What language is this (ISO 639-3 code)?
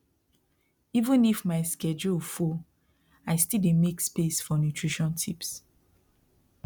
pcm